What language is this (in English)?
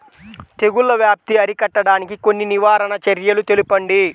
Telugu